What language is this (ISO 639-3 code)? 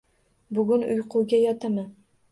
uzb